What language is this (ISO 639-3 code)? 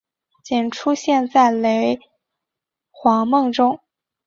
zho